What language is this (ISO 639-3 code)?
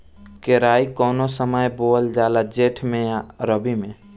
bho